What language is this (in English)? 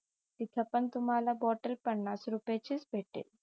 Marathi